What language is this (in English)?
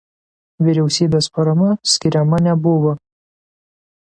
Lithuanian